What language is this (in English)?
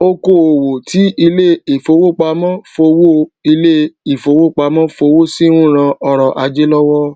Yoruba